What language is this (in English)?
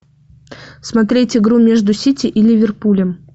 Russian